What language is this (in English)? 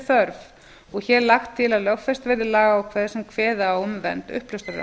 Icelandic